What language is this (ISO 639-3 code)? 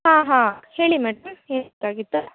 kan